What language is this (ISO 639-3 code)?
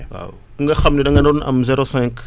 wol